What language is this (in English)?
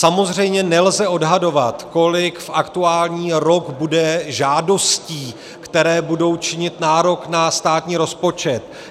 Czech